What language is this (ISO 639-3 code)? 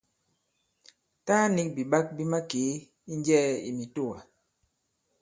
abb